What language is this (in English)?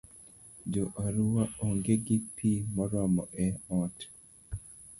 Luo (Kenya and Tanzania)